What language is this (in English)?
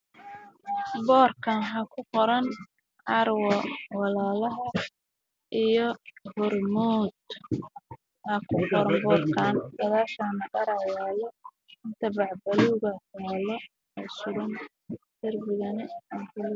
Somali